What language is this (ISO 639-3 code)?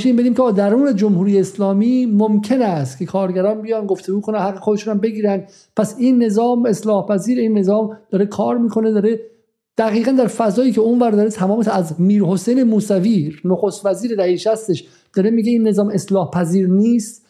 fas